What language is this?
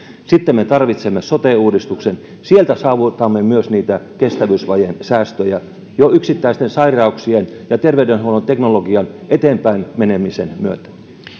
Finnish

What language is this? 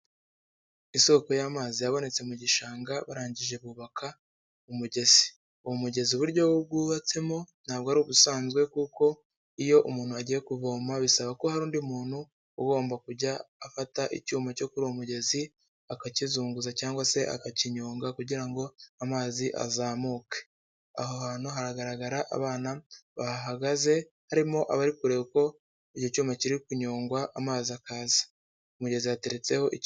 Kinyarwanda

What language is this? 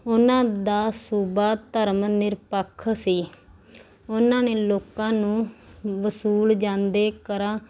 Punjabi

